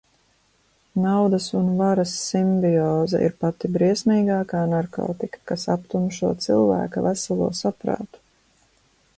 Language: Latvian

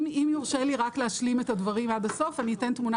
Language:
Hebrew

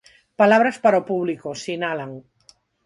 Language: Galician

